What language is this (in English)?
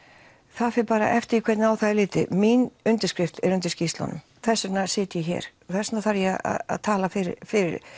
Icelandic